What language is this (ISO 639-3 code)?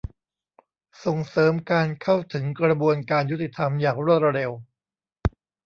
tha